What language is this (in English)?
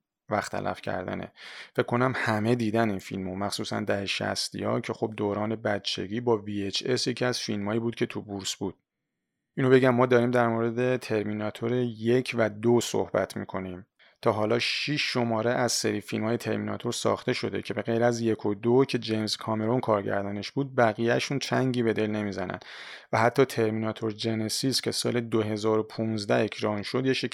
Persian